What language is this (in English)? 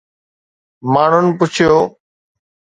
Sindhi